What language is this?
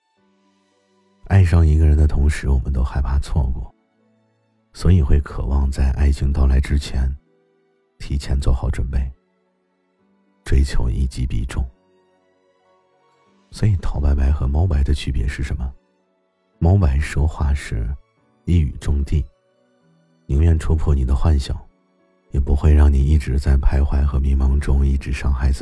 Chinese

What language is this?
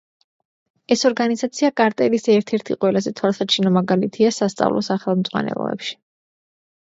Georgian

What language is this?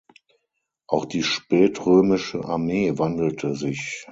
German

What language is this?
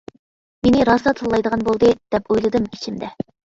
Uyghur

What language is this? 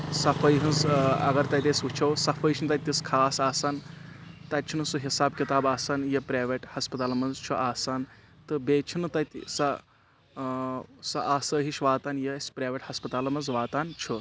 Kashmiri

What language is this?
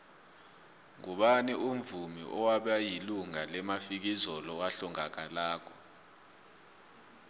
South Ndebele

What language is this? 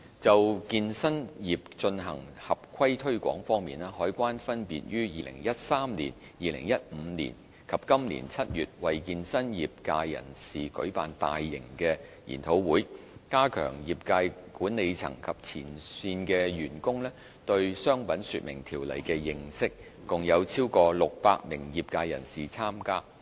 Cantonese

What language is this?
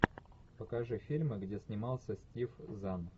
Russian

